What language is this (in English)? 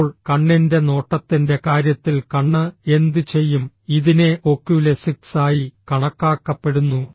Malayalam